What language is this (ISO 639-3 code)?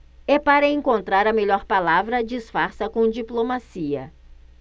por